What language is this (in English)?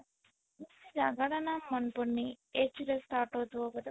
Odia